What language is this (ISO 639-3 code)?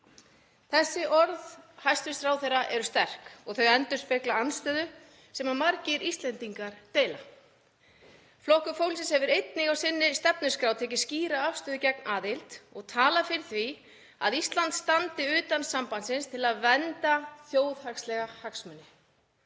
isl